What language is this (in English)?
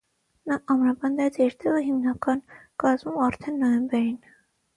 Armenian